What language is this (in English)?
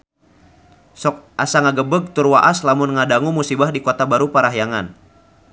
Sundanese